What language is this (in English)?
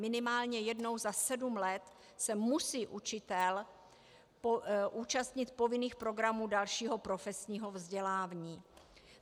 Czech